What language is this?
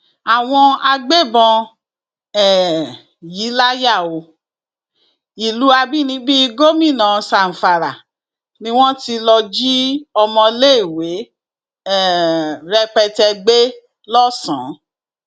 Yoruba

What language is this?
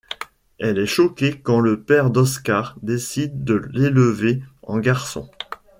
French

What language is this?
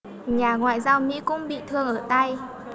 Vietnamese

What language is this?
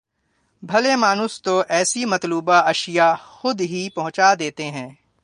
Urdu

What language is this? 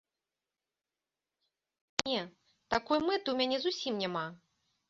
Belarusian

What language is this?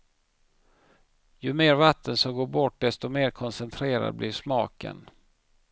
Swedish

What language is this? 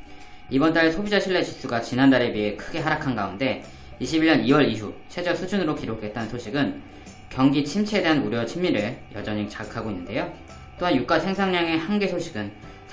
Korean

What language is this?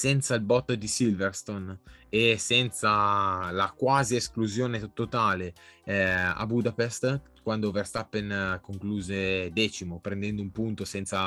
Italian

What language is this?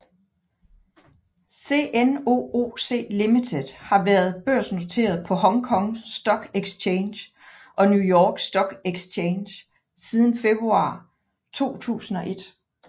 Danish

